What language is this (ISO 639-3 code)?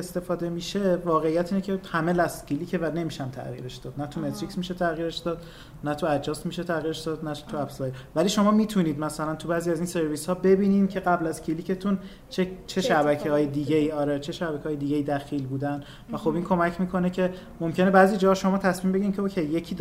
fas